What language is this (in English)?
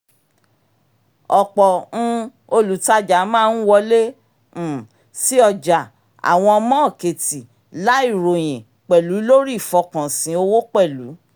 Yoruba